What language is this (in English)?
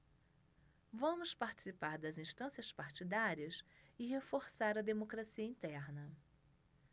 Portuguese